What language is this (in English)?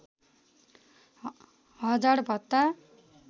Nepali